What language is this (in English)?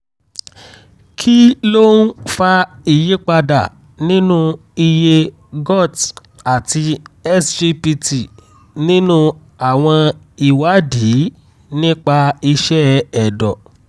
Yoruba